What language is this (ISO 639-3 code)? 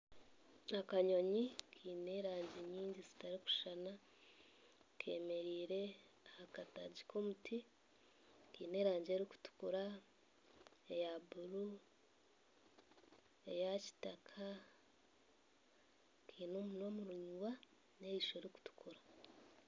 nyn